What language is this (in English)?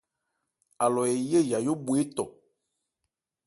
Ebrié